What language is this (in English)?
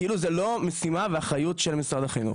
Hebrew